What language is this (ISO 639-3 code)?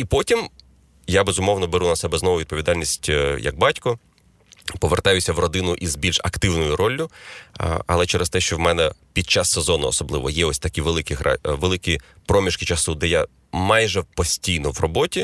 ukr